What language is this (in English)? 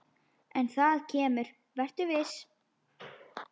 Icelandic